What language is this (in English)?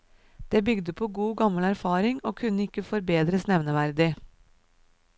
Norwegian